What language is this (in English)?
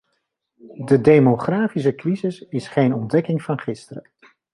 Dutch